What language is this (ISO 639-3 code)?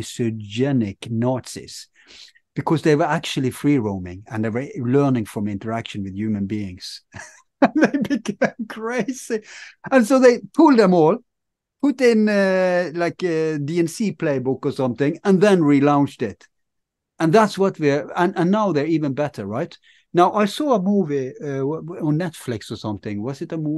eng